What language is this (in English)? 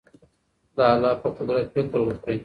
Pashto